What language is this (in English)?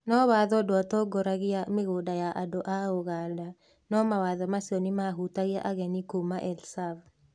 Kikuyu